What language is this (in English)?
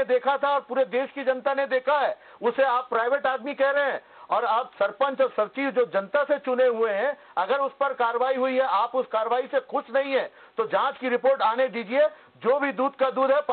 Hindi